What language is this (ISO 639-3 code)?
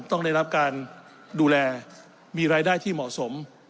tha